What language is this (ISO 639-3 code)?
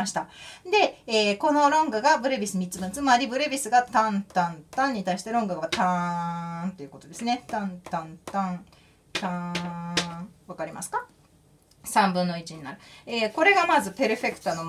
jpn